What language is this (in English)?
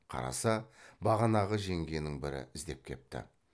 Kazakh